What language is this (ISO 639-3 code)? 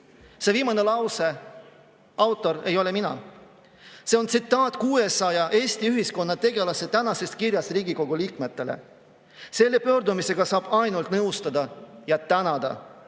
est